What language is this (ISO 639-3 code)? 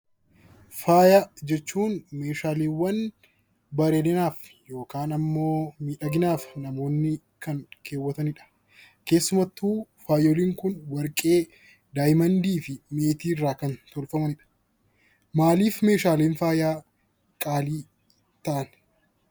orm